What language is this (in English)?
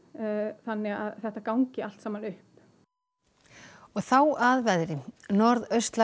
Icelandic